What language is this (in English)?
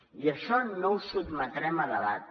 Catalan